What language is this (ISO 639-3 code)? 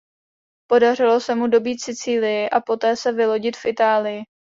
ces